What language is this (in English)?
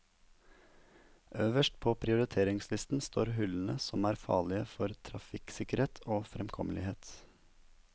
Norwegian